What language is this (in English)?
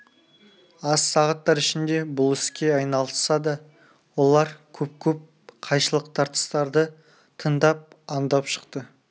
Kazakh